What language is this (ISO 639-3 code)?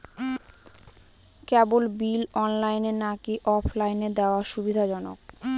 ben